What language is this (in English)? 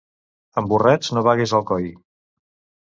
Catalan